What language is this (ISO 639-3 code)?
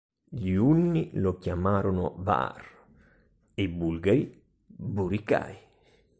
ita